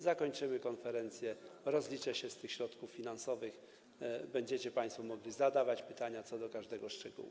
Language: Polish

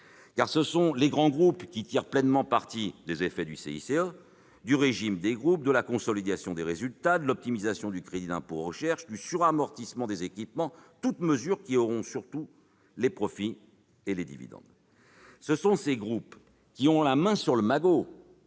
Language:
French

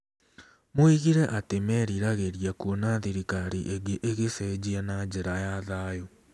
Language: Kikuyu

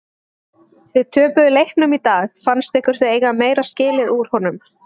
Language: Icelandic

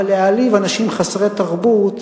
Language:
Hebrew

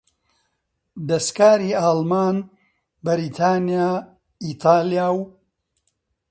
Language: Central Kurdish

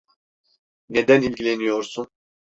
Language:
Turkish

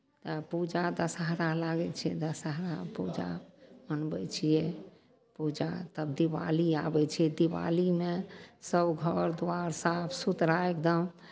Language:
Maithili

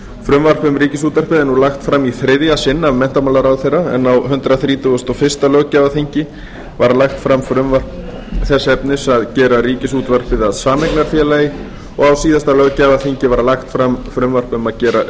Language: Icelandic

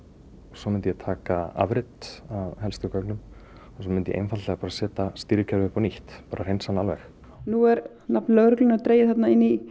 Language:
Icelandic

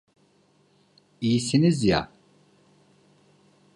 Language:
Turkish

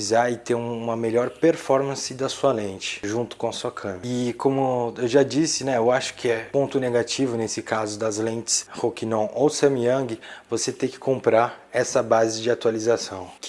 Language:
Portuguese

